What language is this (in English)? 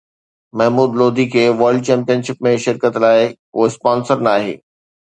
Sindhi